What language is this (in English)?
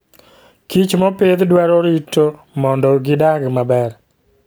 Luo (Kenya and Tanzania)